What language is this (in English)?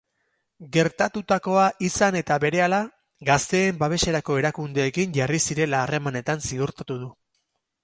Basque